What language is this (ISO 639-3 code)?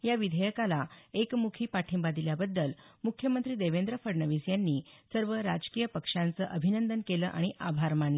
mar